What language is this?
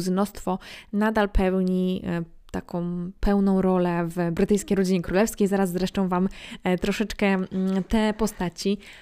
Polish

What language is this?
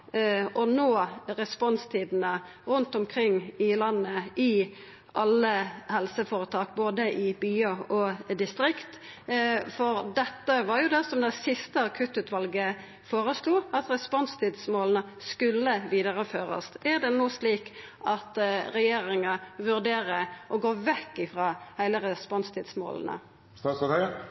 Norwegian Nynorsk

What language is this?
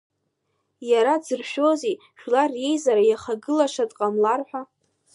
Abkhazian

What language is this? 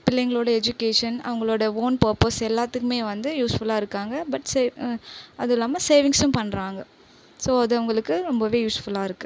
Tamil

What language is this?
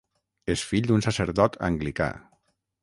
Catalan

